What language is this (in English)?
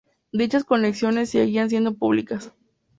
Spanish